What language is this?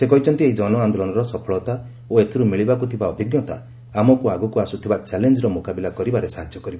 Odia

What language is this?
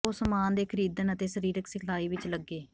Punjabi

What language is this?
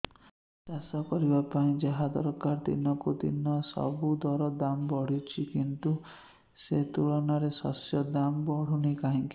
Odia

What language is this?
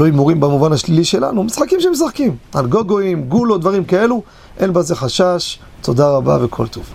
Hebrew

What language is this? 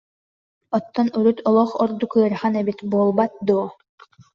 Yakut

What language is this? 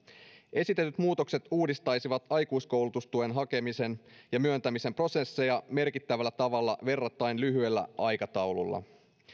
Finnish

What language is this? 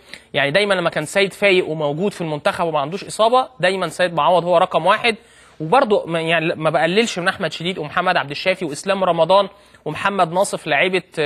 Arabic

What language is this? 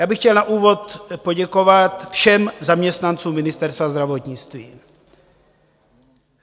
Czech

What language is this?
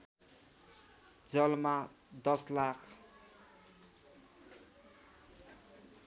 Nepali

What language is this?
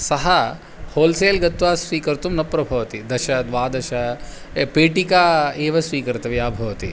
Sanskrit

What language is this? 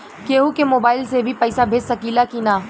Bhojpuri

